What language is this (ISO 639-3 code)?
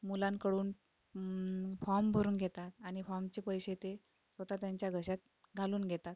mar